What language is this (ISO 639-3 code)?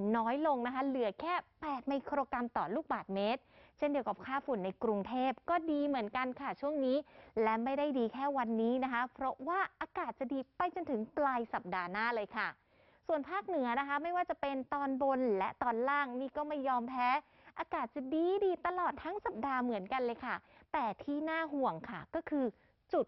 tha